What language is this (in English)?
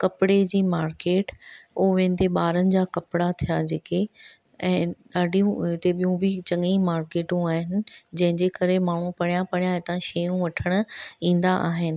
Sindhi